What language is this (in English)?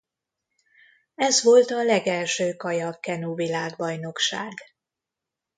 Hungarian